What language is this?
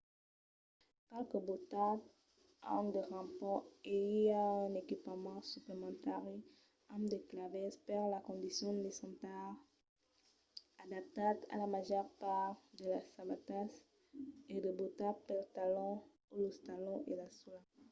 Occitan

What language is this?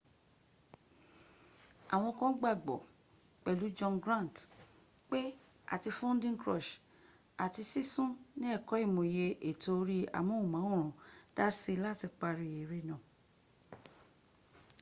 Yoruba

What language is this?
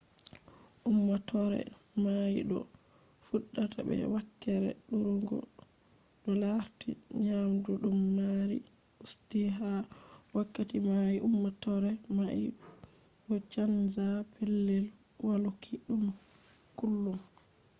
Fula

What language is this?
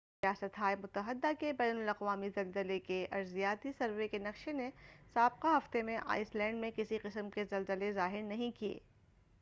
Urdu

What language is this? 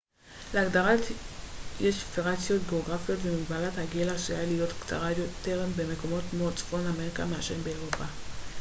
Hebrew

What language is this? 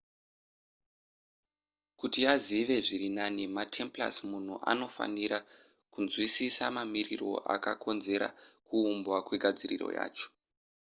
Shona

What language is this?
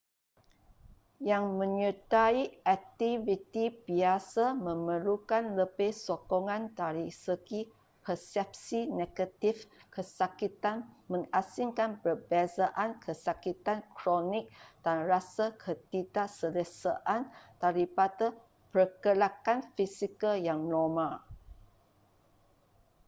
Malay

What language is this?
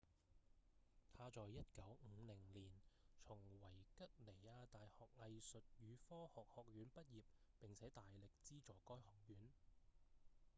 Cantonese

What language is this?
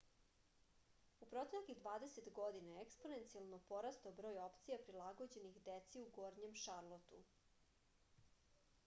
Serbian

